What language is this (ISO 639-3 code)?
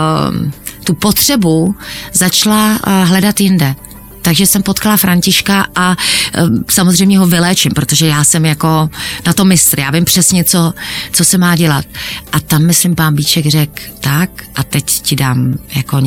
ces